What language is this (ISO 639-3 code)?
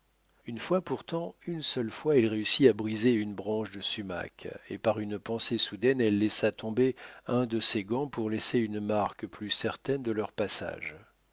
fra